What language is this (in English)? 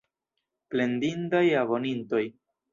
Esperanto